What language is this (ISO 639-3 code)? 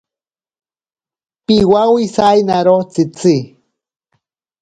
prq